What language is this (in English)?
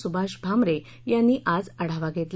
Marathi